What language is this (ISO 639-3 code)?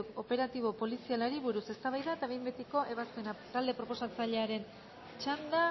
eus